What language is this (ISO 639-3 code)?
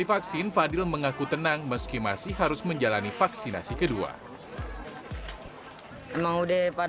ind